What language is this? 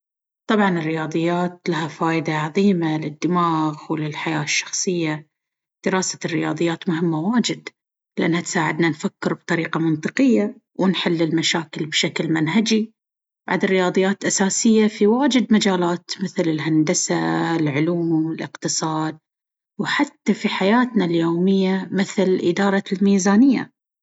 Baharna Arabic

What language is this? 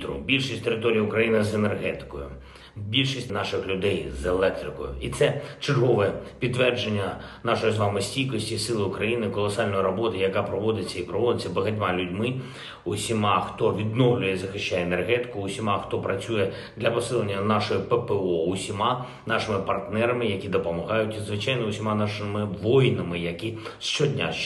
Ukrainian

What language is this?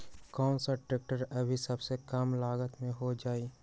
Magahi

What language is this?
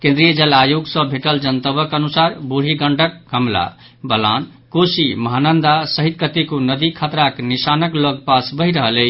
Maithili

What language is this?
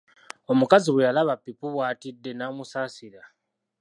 Ganda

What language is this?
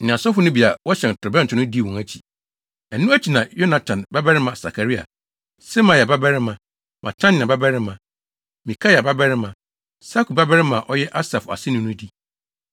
Akan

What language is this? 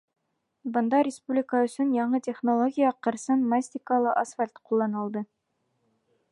Bashkir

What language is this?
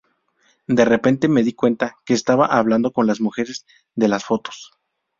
Spanish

